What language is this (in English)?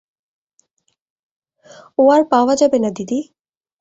Bangla